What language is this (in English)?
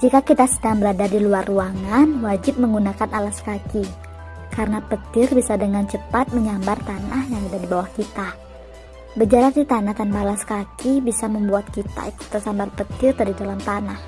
Indonesian